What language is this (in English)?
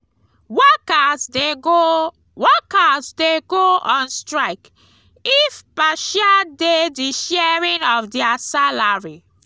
Nigerian Pidgin